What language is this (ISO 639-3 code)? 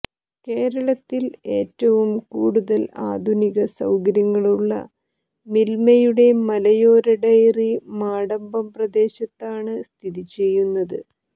mal